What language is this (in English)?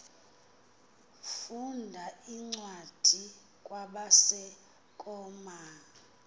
Xhosa